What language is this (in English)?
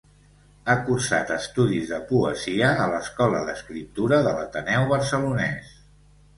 Catalan